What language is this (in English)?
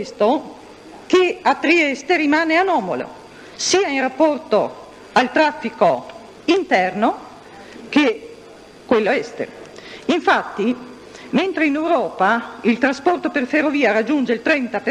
Italian